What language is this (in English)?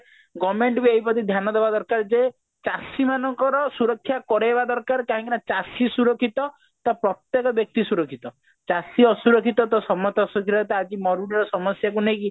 Odia